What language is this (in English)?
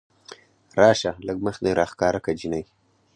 Pashto